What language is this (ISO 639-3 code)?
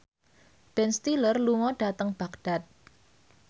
jav